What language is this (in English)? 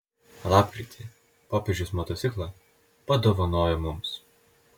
Lithuanian